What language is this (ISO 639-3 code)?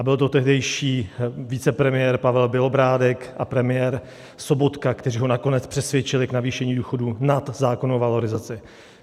ces